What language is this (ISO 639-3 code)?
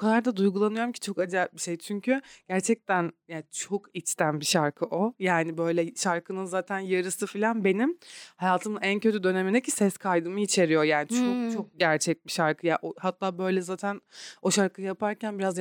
tur